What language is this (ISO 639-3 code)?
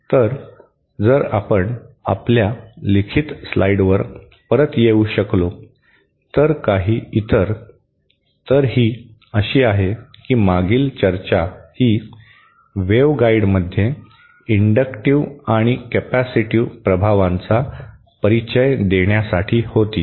mar